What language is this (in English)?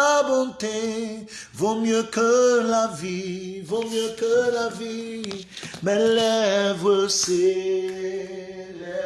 French